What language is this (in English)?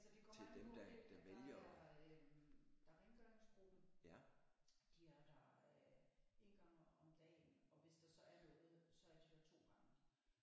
Danish